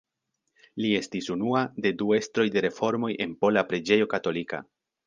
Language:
Esperanto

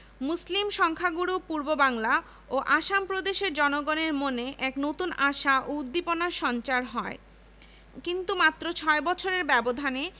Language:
Bangla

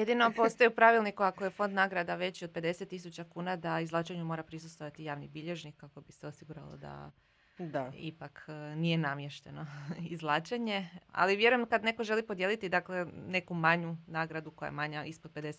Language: Croatian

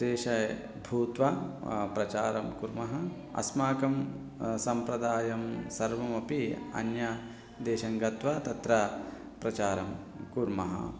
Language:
Sanskrit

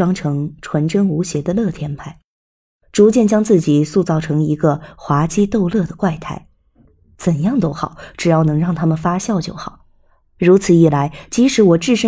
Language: Chinese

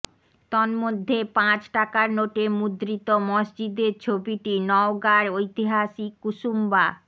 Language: Bangla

